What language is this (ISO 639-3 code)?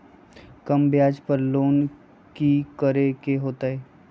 mag